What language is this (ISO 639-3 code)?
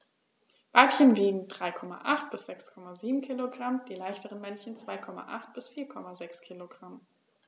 deu